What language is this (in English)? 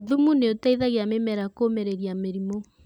Kikuyu